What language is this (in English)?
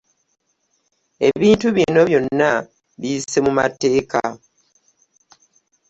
Ganda